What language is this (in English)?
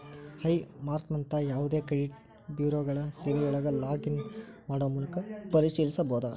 Kannada